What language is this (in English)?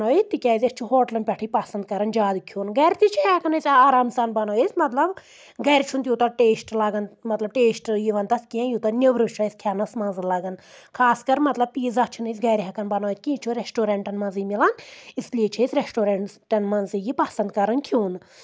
Kashmiri